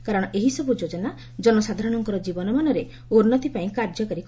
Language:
Odia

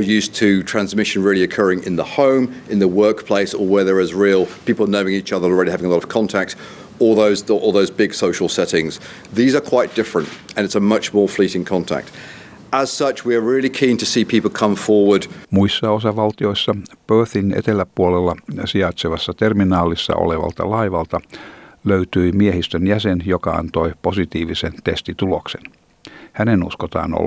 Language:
Finnish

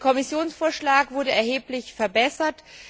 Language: German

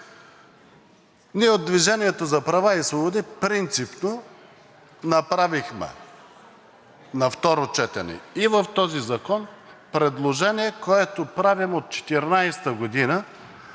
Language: Bulgarian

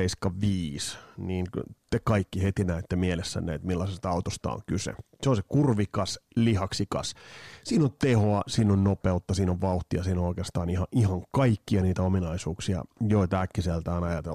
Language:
Finnish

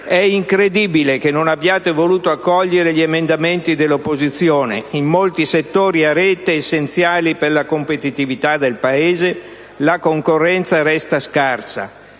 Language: Italian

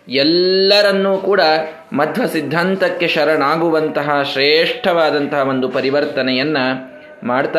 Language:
Kannada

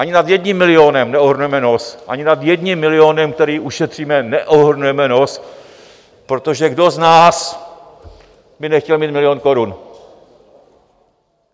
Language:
Czech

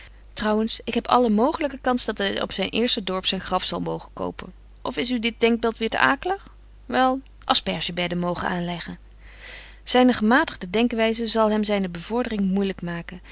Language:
Dutch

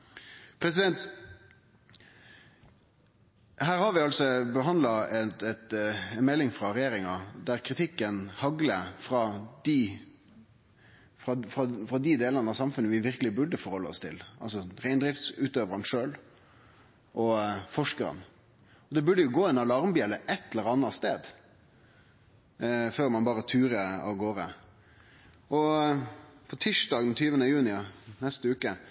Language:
Norwegian Nynorsk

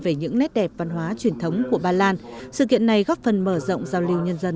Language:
Vietnamese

